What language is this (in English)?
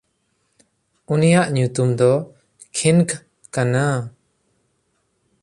Santali